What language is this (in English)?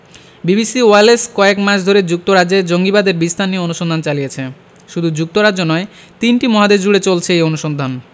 Bangla